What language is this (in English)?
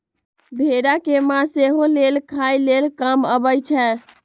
Magahi